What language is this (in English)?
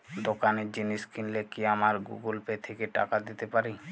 Bangla